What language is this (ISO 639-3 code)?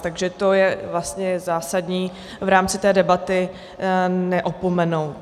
ces